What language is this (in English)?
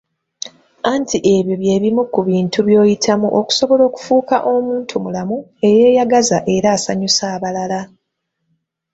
Ganda